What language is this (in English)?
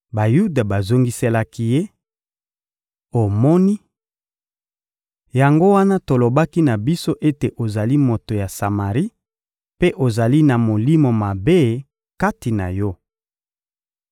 Lingala